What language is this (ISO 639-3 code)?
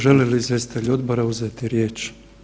hrv